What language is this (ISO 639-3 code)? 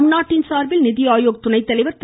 tam